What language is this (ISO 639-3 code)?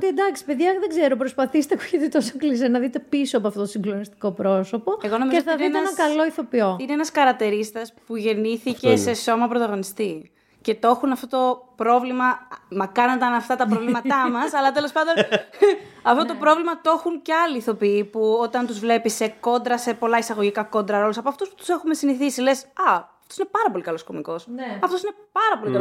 ell